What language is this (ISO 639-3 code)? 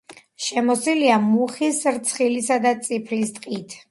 kat